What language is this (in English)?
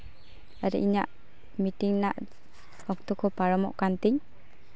Santali